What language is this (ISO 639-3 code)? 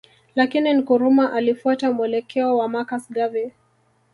swa